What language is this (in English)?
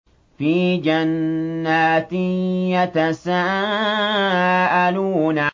Arabic